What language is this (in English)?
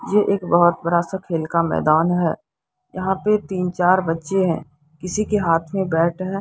Hindi